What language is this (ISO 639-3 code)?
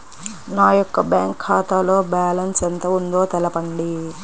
tel